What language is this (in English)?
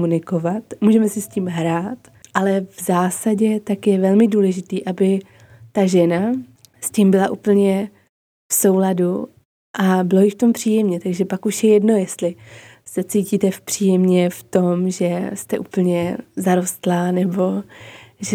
Czech